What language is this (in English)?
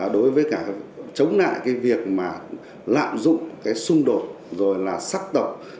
Vietnamese